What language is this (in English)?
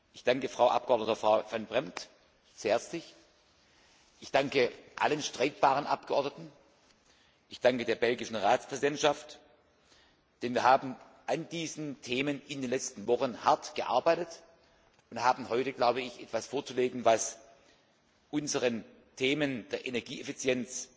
German